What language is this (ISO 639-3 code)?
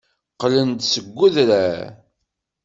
kab